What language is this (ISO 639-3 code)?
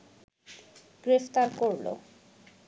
ben